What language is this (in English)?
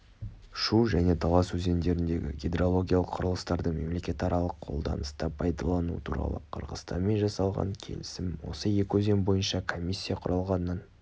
Kazakh